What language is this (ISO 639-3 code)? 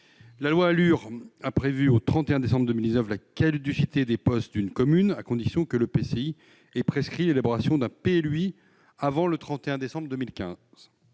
fra